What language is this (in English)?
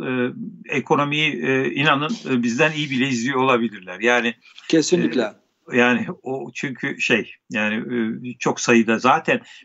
Turkish